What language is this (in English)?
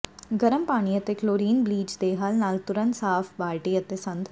Punjabi